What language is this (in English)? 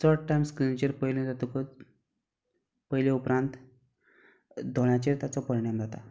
Konkani